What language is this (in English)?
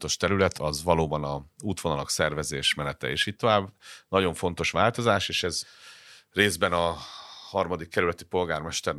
Hungarian